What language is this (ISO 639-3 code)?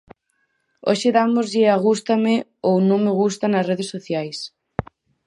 glg